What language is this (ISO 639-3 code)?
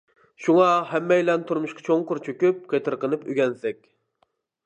uig